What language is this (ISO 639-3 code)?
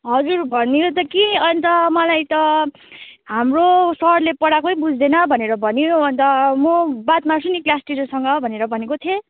nep